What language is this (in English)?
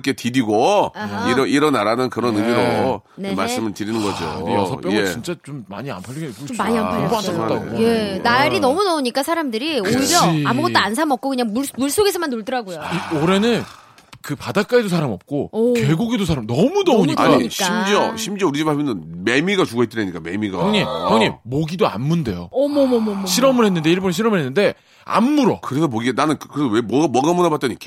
Korean